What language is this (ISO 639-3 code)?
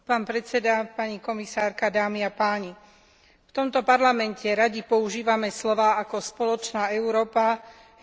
slk